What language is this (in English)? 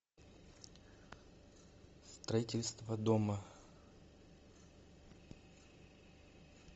Russian